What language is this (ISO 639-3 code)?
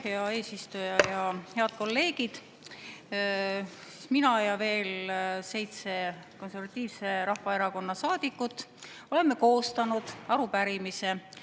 est